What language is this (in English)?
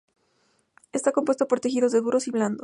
Spanish